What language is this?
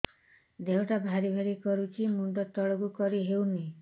Odia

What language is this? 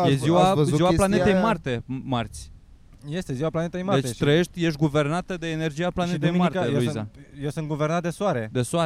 Romanian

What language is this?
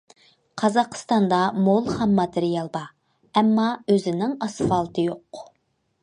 Uyghur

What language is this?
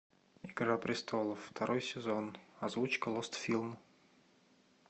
Russian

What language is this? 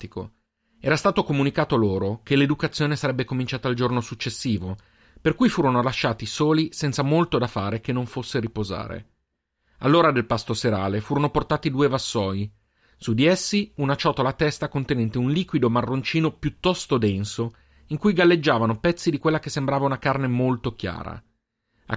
Italian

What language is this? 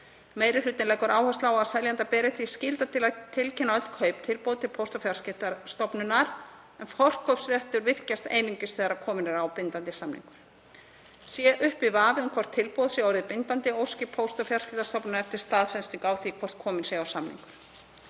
Icelandic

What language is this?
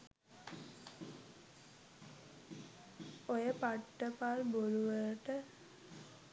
Sinhala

